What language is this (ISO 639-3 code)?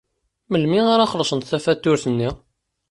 kab